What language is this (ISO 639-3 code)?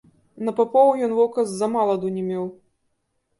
bel